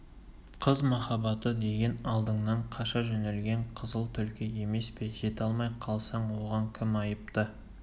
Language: Kazakh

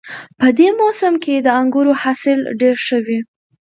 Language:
Pashto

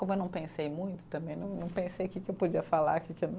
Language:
Portuguese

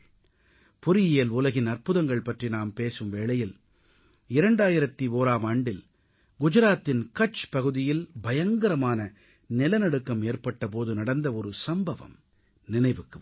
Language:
Tamil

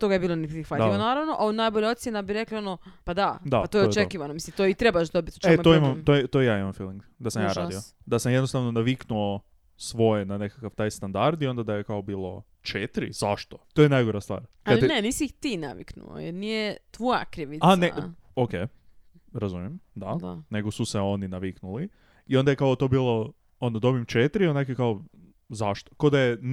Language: Croatian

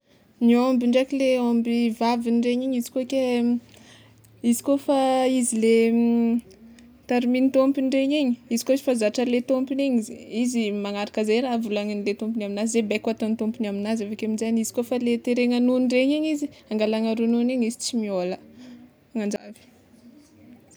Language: Tsimihety Malagasy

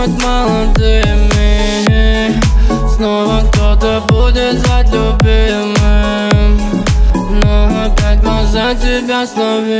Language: Romanian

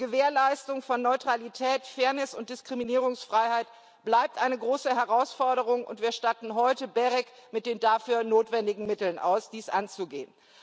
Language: German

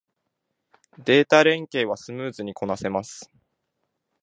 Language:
Japanese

